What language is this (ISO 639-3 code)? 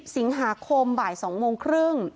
tha